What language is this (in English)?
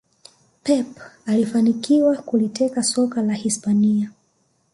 Swahili